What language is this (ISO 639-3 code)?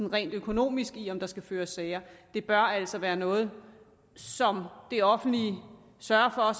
dan